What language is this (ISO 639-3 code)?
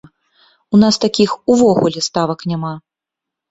bel